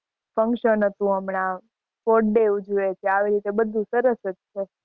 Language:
Gujarati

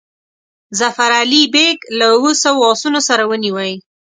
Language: Pashto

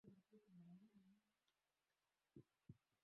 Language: Swahili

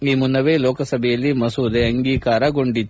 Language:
Kannada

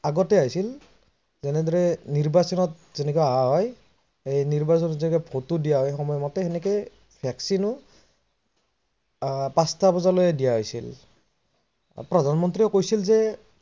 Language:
Assamese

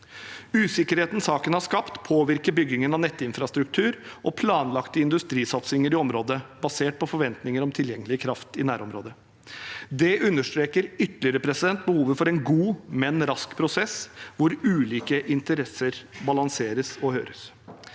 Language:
Norwegian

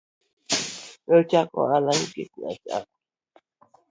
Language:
Luo (Kenya and Tanzania)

